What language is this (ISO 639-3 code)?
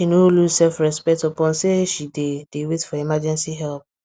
pcm